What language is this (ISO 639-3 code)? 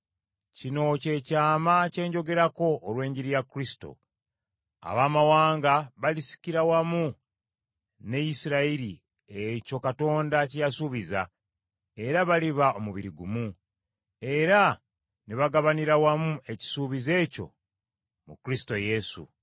lug